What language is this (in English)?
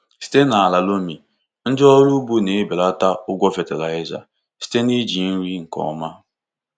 Igbo